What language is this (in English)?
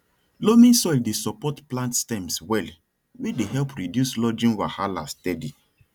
Nigerian Pidgin